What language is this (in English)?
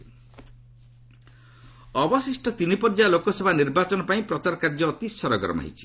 Odia